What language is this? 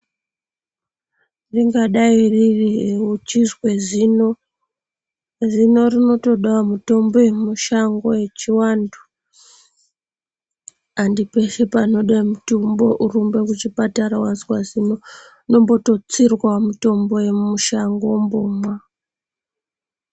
Ndau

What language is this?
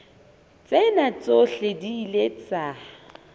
Southern Sotho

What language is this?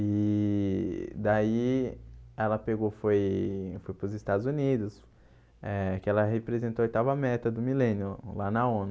Portuguese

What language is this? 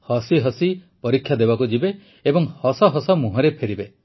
Odia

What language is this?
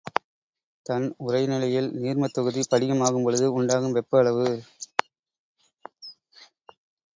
Tamil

